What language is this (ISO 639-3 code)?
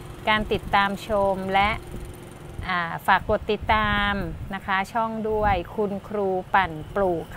tha